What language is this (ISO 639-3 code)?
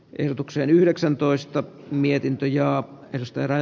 fin